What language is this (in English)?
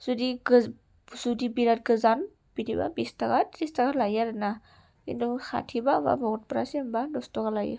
Bodo